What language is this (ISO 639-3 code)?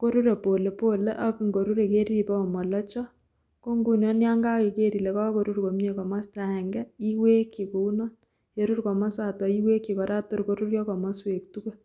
kln